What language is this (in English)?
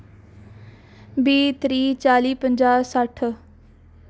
Dogri